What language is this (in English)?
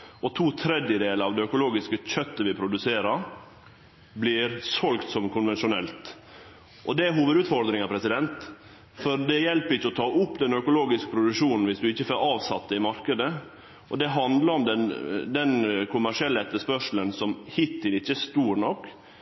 Norwegian Nynorsk